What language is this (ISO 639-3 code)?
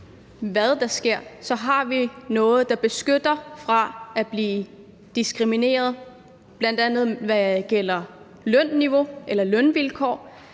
dan